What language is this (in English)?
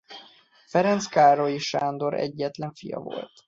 Hungarian